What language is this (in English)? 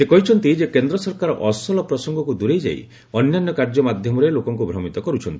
Odia